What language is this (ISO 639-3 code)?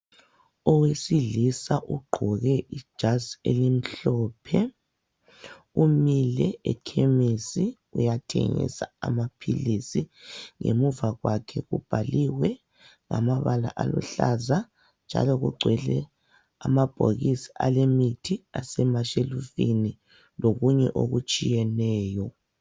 nde